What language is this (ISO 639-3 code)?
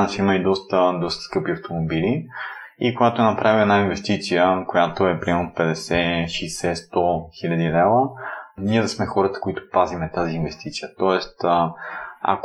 bul